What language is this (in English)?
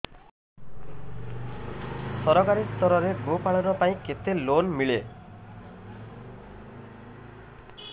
Odia